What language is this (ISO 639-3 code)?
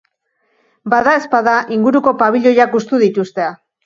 eus